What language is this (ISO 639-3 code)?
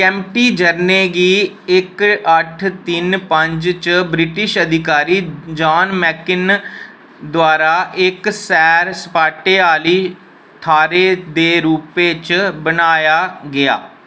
doi